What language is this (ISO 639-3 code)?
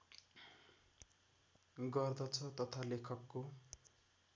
nep